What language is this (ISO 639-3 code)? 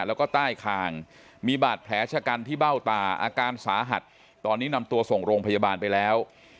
tha